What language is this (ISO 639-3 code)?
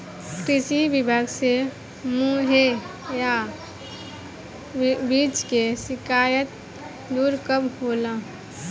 bho